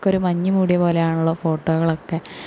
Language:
Malayalam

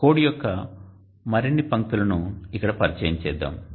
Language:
Telugu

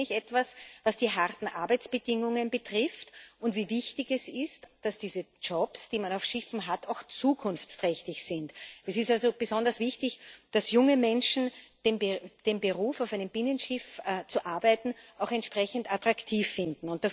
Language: German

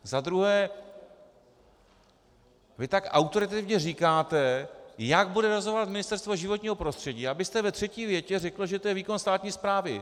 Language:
Czech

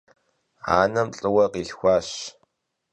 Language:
Kabardian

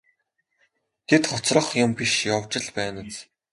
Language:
Mongolian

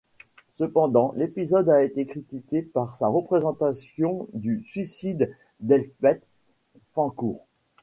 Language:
French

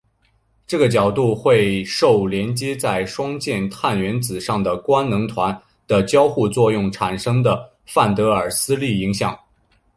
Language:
Chinese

